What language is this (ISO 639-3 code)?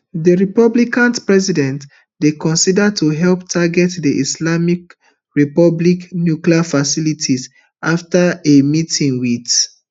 pcm